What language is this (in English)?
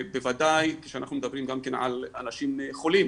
Hebrew